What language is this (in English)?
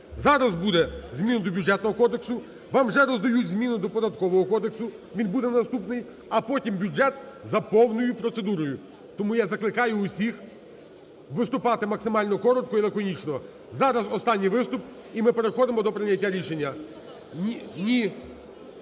Ukrainian